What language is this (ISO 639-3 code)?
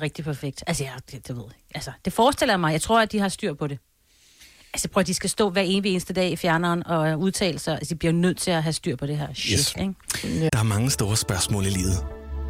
dan